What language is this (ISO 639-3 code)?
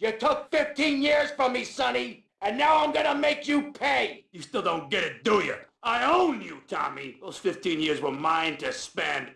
eng